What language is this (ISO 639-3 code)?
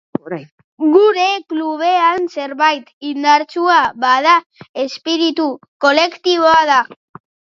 eus